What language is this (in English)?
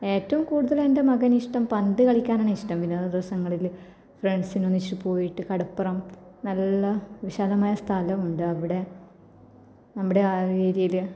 Malayalam